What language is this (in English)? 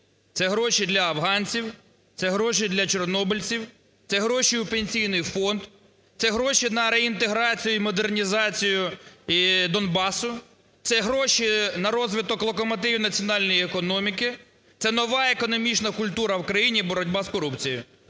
Ukrainian